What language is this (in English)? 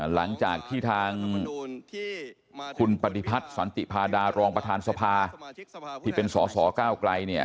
Thai